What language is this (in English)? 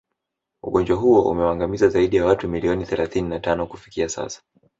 Swahili